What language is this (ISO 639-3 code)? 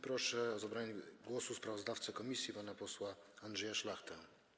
pol